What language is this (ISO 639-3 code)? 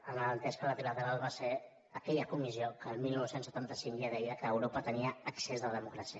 cat